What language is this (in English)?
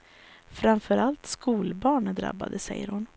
Swedish